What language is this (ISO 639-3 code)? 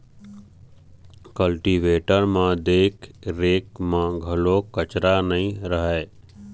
hne